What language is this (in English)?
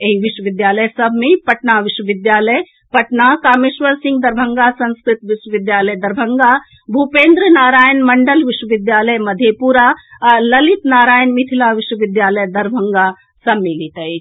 Maithili